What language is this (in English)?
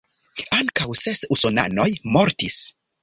Esperanto